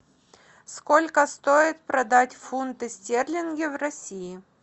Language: Russian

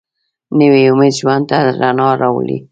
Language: Pashto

